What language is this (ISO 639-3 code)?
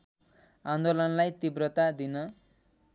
nep